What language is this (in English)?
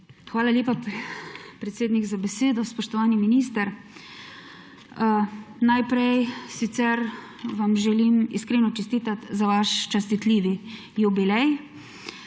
Slovenian